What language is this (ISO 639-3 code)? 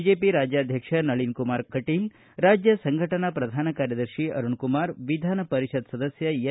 kan